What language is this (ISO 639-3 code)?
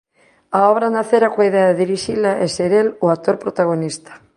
glg